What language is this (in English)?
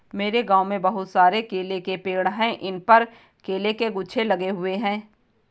Hindi